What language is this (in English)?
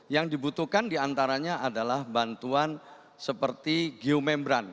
Indonesian